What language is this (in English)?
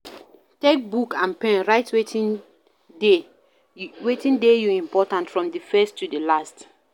Nigerian Pidgin